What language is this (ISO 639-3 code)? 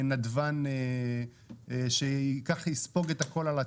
heb